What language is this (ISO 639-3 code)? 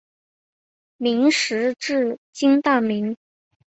zho